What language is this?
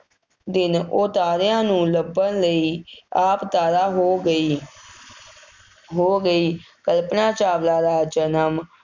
Punjabi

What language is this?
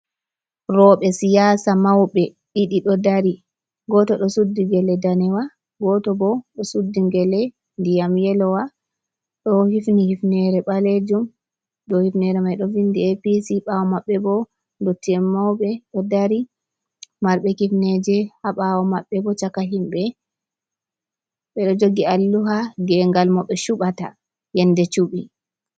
Fula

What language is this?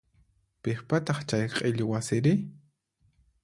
Puno Quechua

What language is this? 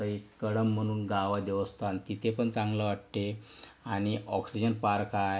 Marathi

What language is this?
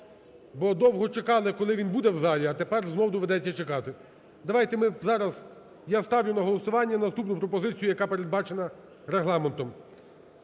Ukrainian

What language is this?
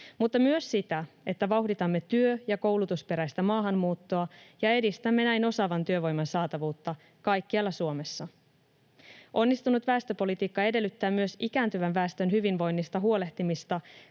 Finnish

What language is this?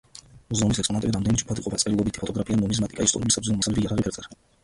Georgian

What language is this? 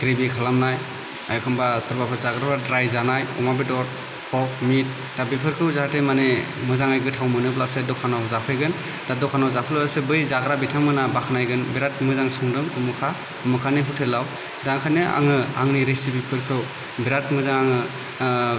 Bodo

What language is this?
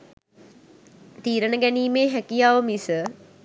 Sinhala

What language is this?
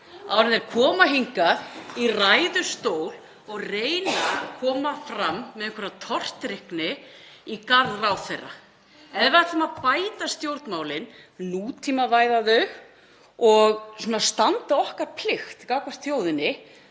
Icelandic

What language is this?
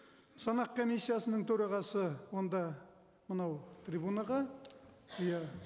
Kazakh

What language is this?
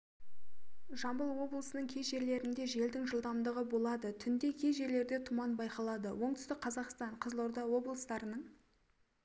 Kazakh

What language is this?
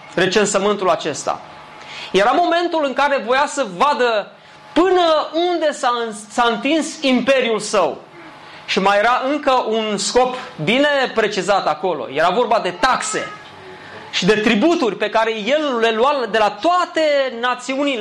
Romanian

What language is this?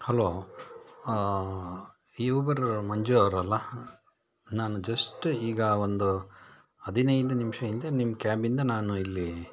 Kannada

